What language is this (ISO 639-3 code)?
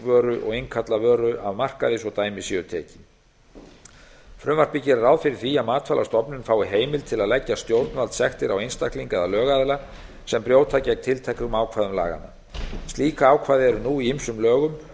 isl